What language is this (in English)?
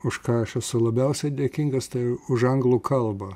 Lithuanian